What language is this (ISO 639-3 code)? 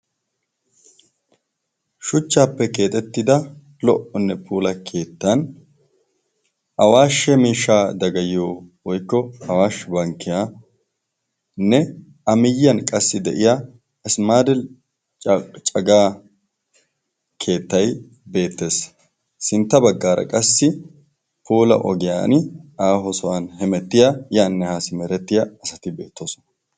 wal